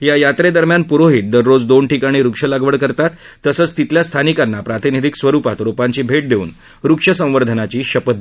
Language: Marathi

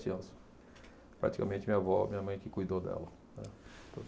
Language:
Portuguese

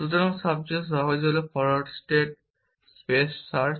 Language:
Bangla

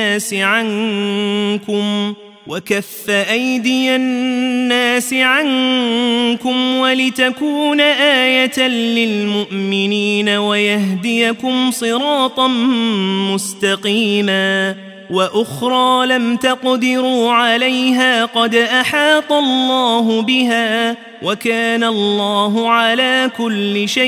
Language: Arabic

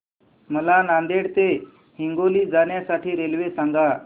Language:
Marathi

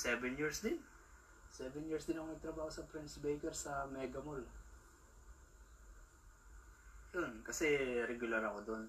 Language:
Filipino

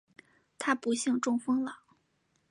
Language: Chinese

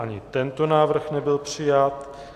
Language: Czech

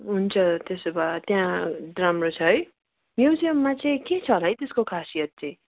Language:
Nepali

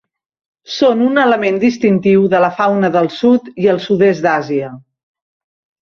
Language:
Catalan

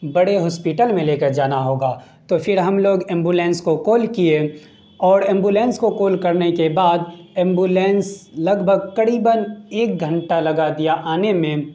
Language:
Urdu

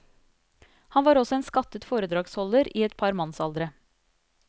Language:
Norwegian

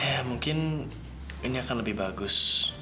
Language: Indonesian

